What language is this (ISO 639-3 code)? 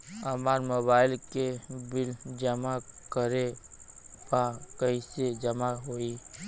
bho